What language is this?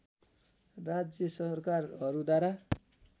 Nepali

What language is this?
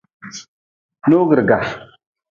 Nawdm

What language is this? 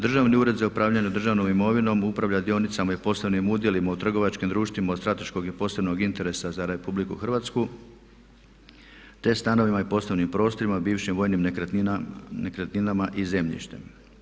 Croatian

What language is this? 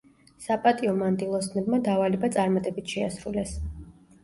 Georgian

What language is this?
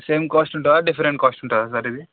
Telugu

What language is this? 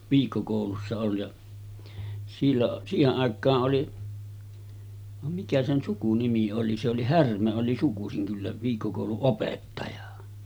Finnish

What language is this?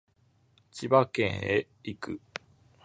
Japanese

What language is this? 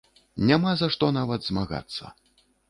Belarusian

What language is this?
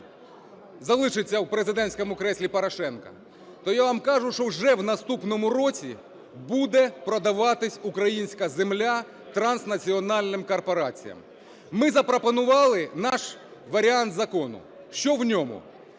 Ukrainian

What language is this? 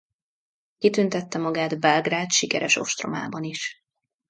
Hungarian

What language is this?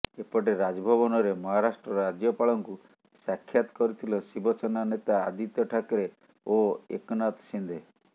Odia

